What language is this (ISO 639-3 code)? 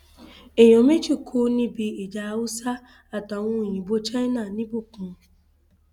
yor